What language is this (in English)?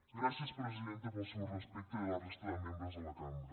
Catalan